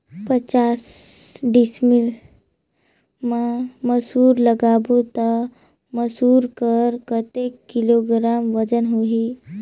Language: Chhattisgarhi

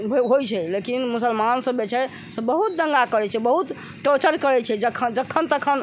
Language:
Maithili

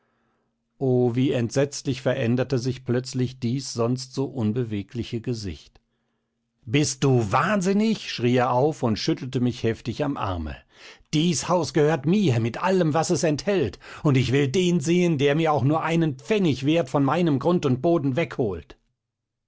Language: German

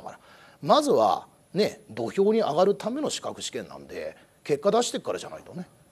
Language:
Japanese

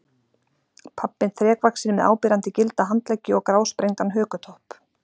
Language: Icelandic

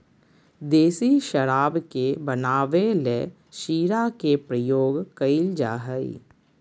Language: Magahi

